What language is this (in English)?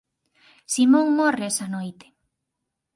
Galician